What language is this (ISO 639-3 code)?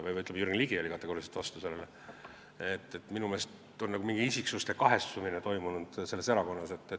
est